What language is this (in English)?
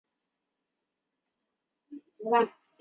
Chinese